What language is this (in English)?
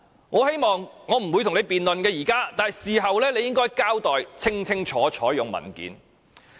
Cantonese